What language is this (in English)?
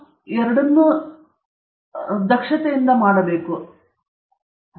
Kannada